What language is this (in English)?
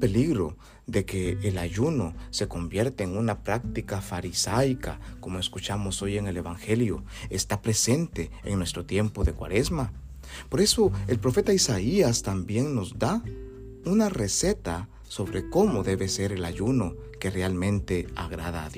Spanish